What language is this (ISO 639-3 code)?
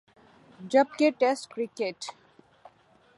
urd